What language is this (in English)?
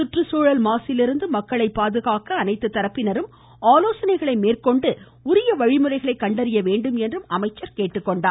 Tamil